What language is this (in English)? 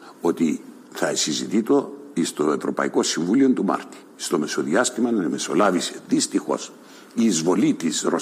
Greek